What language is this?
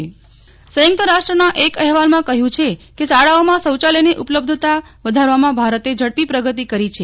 Gujarati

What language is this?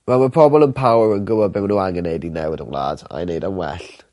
Welsh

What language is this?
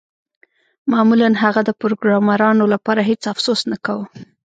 Pashto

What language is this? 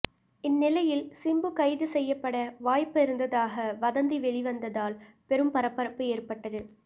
Tamil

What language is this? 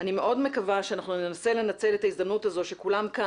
Hebrew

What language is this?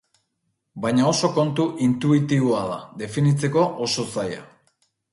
Basque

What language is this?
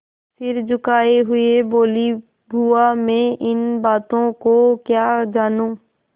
Hindi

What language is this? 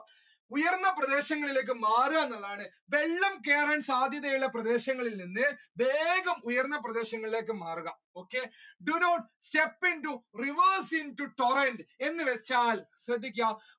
Malayalam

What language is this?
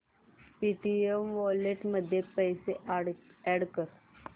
Marathi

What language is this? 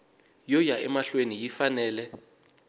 Tsonga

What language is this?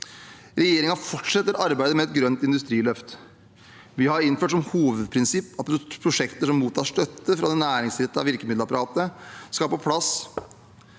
Norwegian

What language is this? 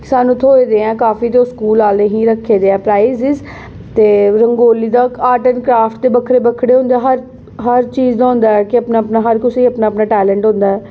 Dogri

